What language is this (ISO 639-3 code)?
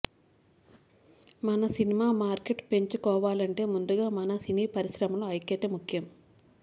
tel